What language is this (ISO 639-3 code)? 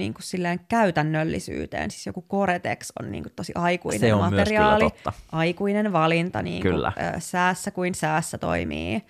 fin